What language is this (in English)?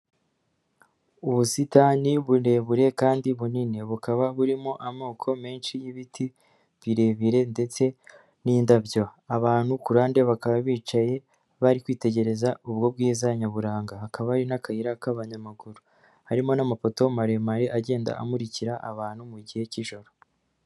Kinyarwanda